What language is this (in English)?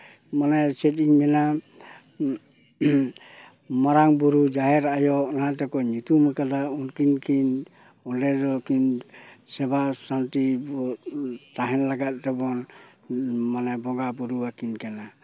Santali